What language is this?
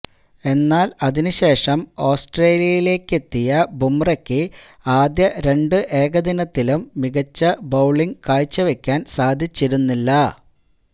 Malayalam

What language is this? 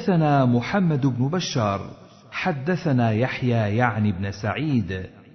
Arabic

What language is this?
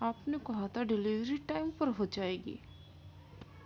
Urdu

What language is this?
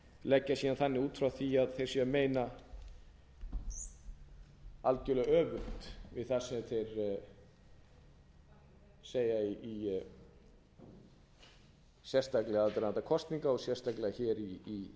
Icelandic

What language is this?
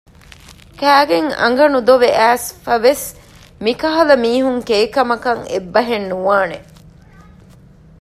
Divehi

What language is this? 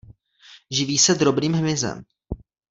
Czech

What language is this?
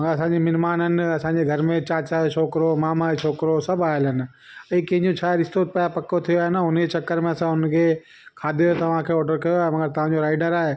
Sindhi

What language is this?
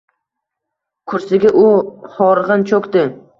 Uzbek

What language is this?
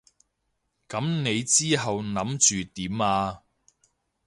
Cantonese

